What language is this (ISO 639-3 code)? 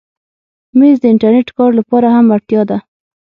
pus